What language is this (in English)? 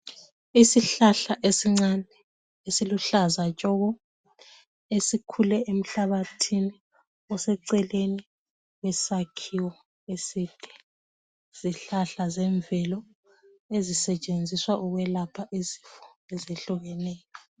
North Ndebele